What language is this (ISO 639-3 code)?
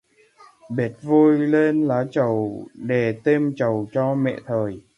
vie